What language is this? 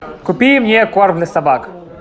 Russian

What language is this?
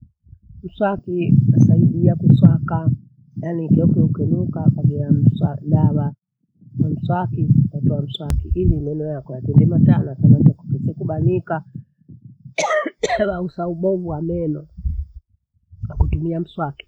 Bondei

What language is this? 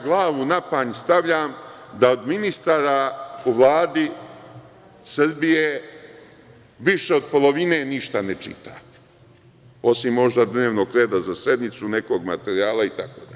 Serbian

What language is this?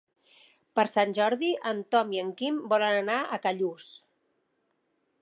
Catalan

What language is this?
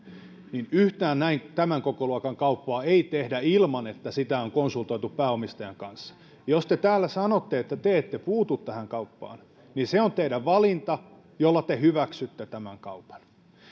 Finnish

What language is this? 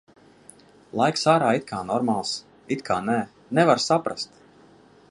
Latvian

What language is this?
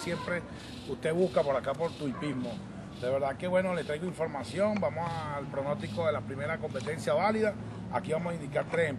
Spanish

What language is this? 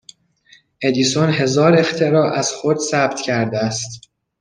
Persian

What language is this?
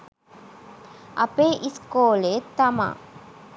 Sinhala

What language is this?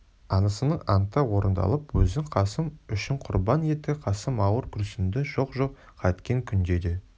Kazakh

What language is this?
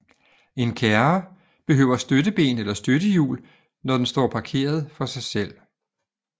Danish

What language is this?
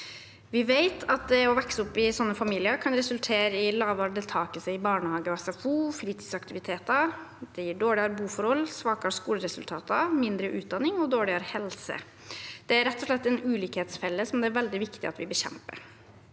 Norwegian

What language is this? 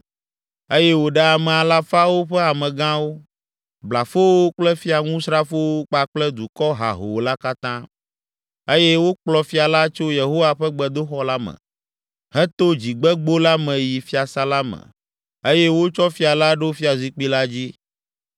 Ewe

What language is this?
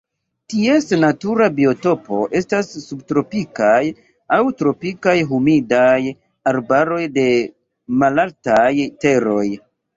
Esperanto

